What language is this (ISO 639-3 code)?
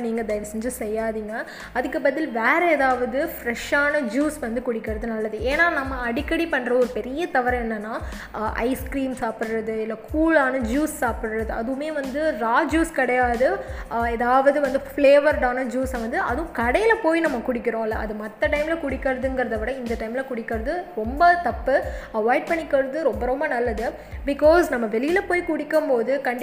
tam